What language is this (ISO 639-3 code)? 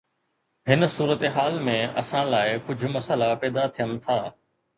snd